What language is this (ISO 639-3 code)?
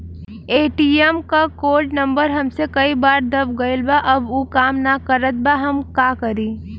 bho